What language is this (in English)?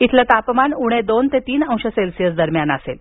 Marathi